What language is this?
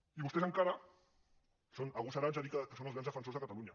Catalan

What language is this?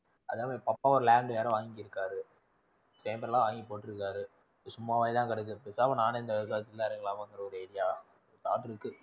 Tamil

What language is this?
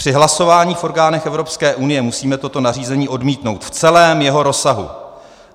Czech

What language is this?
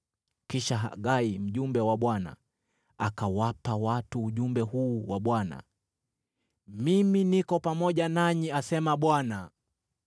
Swahili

